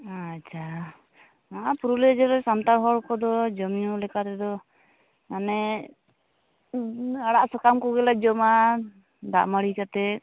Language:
Santali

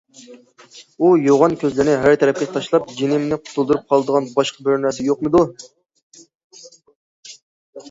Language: Uyghur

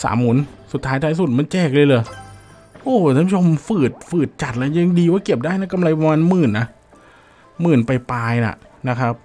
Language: Thai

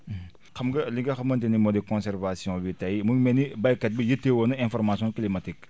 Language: Wolof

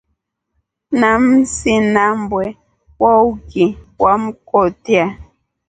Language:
Rombo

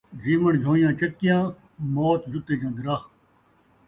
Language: Saraiki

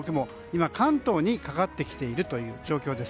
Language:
Japanese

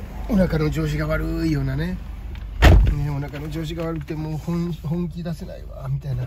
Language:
Japanese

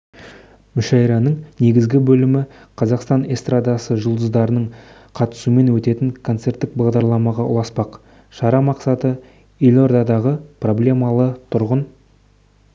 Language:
Kazakh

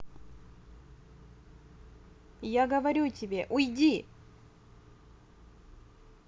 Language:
Russian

